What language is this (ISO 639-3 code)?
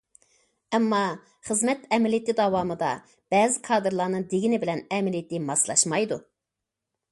uig